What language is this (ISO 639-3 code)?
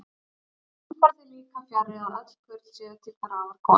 isl